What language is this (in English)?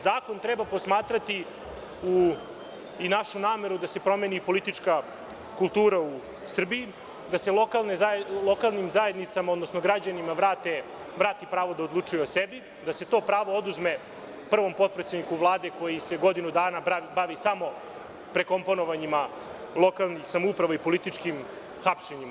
Serbian